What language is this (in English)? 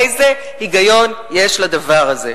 Hebrew